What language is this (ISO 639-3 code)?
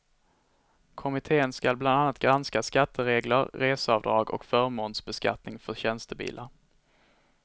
swe